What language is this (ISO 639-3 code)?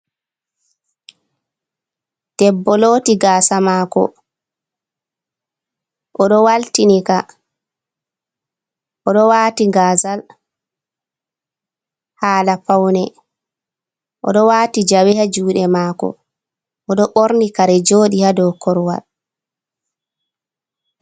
ful